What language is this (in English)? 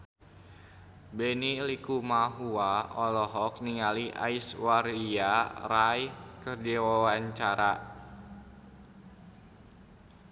Sundanese